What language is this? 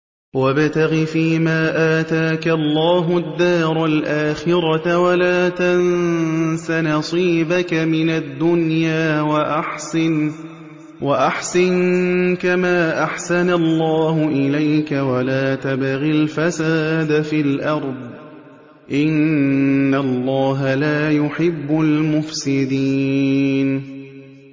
Arabic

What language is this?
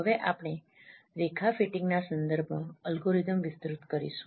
Gujarati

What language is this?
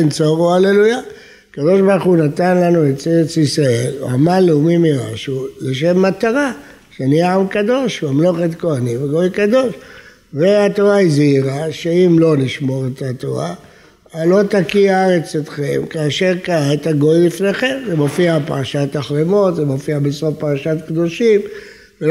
Hebrew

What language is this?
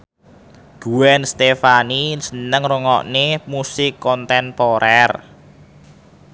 Javanese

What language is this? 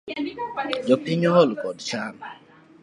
Luo (Kenya and Tanzania)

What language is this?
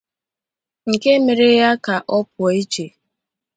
Igbo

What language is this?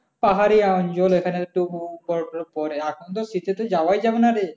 Bangla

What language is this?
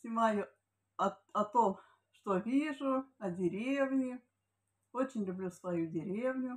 Russian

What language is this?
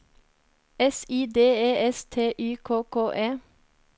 Norwegian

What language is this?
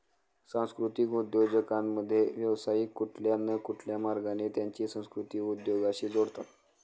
Marathi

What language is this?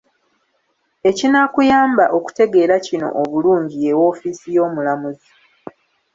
Ganda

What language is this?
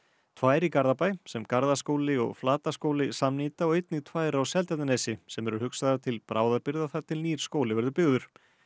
Icelandic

